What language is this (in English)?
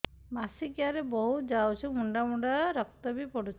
Odia